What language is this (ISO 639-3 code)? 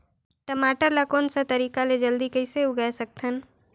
hne